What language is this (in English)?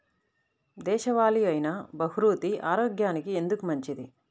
Telugu